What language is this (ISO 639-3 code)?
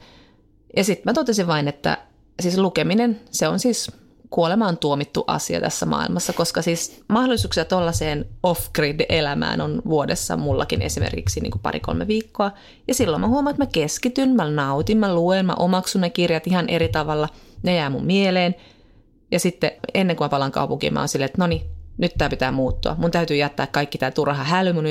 fin